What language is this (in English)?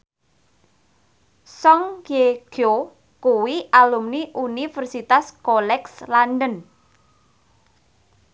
Javanese